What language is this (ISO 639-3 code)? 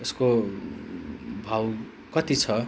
nep